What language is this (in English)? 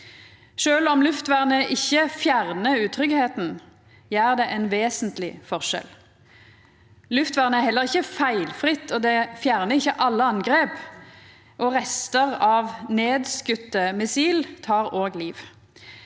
Norwegian